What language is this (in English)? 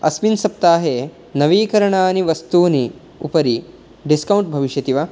Sanskrit